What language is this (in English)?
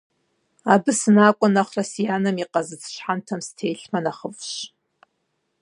Kabardian